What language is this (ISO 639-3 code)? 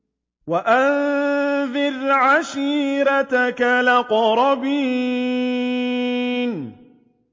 ara